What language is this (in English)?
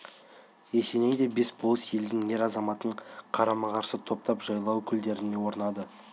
Kazakh